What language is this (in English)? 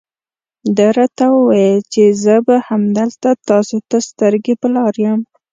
Pashto